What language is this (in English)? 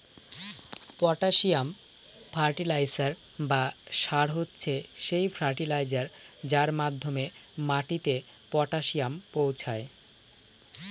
Bangla